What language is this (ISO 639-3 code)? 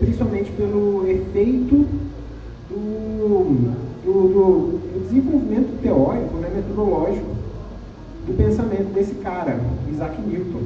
por